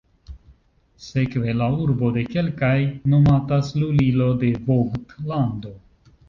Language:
Esperanto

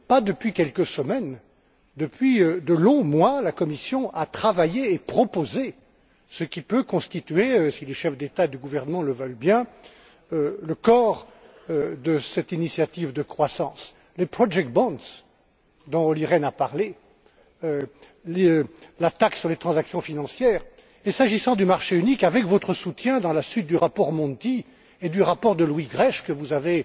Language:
French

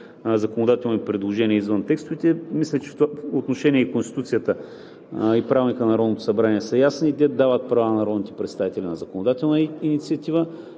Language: Bulgarian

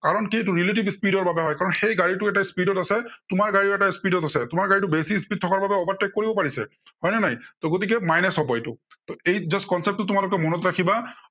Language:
Assamese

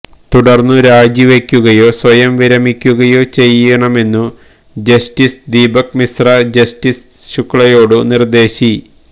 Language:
Malayalam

